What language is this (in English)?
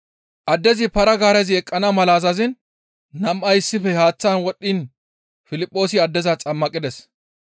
Gamo